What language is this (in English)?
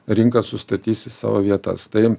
Lithuanian